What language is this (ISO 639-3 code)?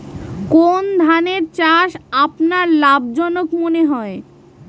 ben